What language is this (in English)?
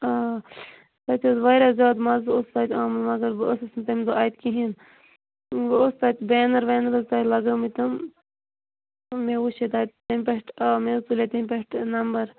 Kashmiri